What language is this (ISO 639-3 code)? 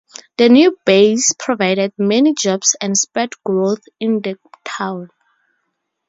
eng